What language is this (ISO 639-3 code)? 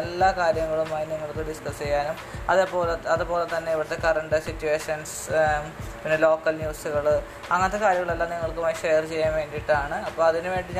mal